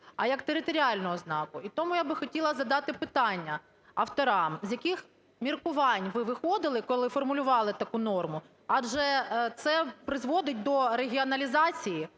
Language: Ukrainian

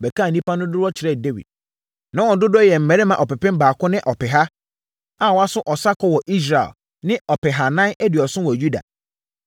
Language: Akan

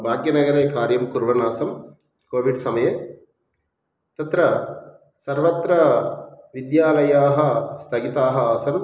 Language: Sanskrit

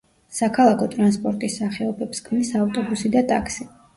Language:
Georgian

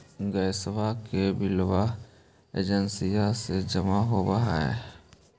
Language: Magahi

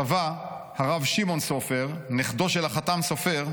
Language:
Hebrew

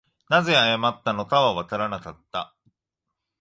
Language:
Japanese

